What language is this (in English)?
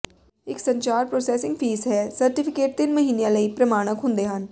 Punjabi